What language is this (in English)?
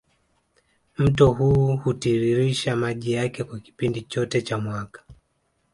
Swahili